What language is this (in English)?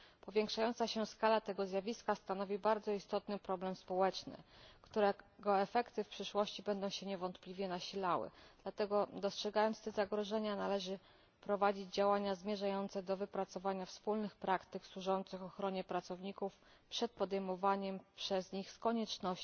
Polish